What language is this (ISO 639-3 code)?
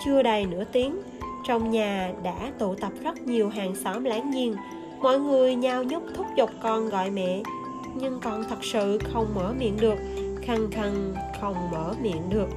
vie